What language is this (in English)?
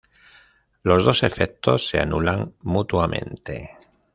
Spanish